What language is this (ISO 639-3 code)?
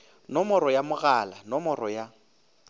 nso